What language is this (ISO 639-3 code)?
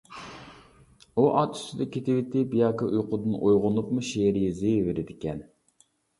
uig